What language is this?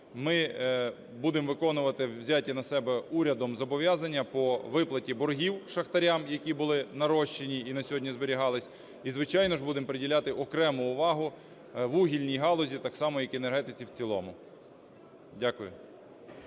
Ukrainian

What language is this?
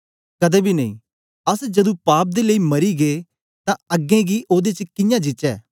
Dogri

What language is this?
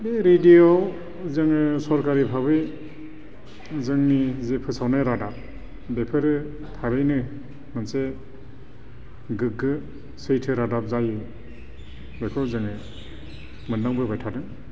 Bodo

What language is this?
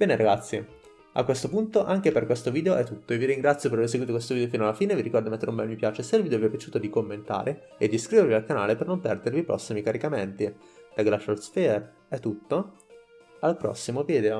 Italian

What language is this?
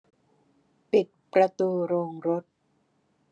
Thai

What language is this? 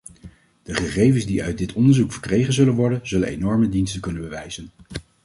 Dutch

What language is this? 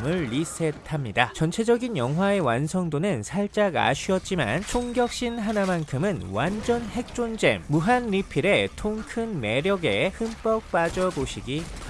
Korean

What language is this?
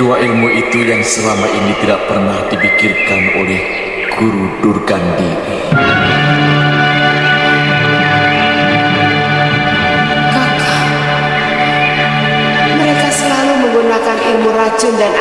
Indonesian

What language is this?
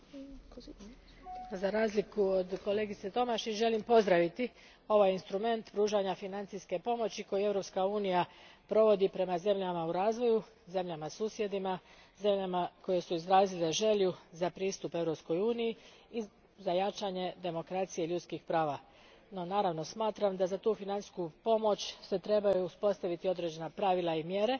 Croatian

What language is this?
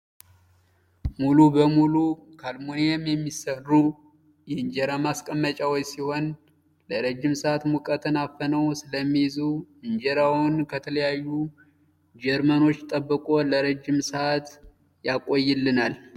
Amharic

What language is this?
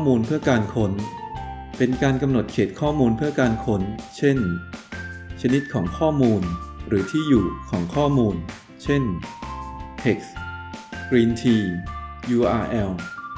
Thai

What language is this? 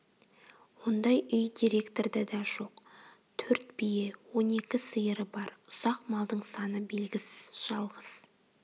Kazakh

